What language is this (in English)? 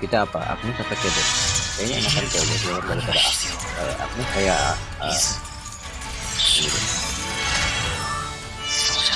Indonesian